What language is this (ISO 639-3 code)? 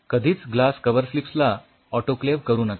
mar